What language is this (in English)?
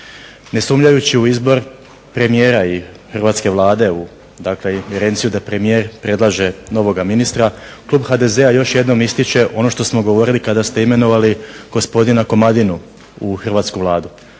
Croatian